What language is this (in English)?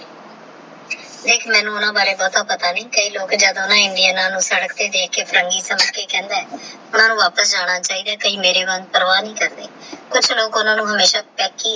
Punjabi